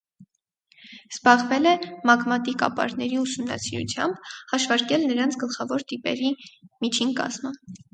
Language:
Armenian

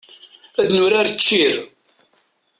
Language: Kabyle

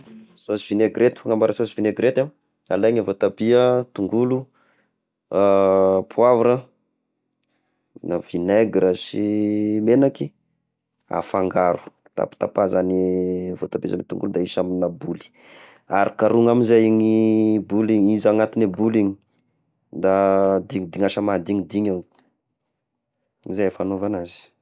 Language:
Tesaka Malagasy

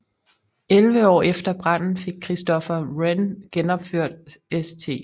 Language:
Danish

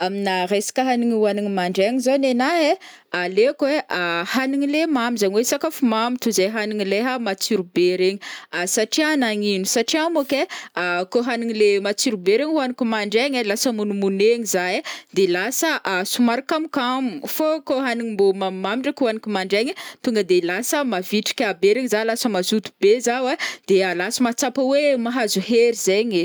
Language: Northern Betsimisaraka Malagasy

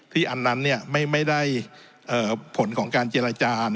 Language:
Thai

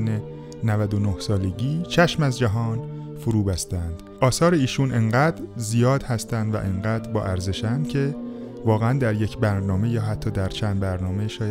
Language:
Persian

